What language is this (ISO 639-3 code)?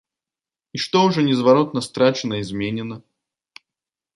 bel